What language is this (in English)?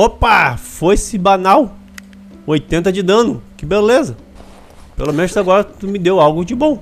Portuguese